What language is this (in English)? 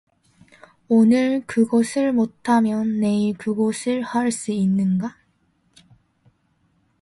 Korean